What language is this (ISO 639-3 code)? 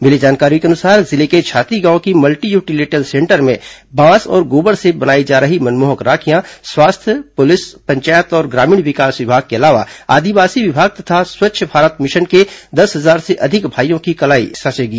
hin